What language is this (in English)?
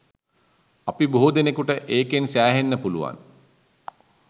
Sinhala